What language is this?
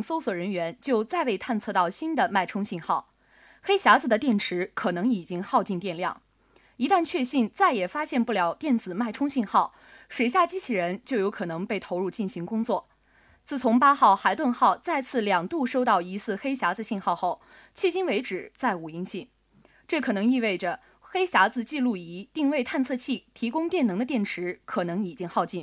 Chinese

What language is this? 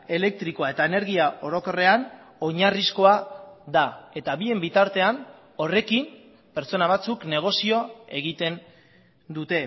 Basque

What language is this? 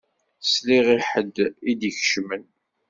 Kabyle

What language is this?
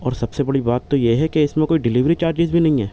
Urdu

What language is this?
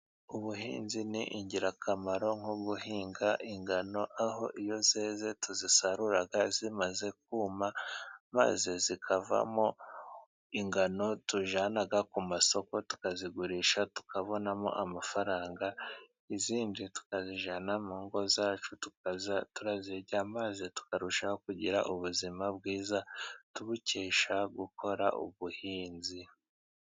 Kinyarwanda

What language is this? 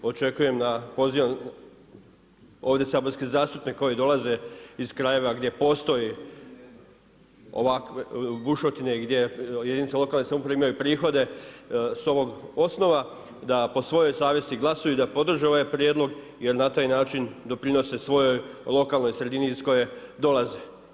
Croatian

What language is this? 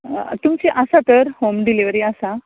Konkani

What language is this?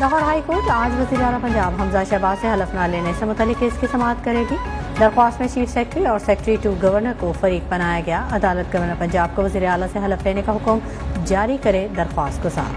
Hindi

